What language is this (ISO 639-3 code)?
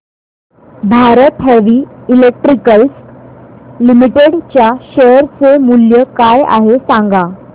mar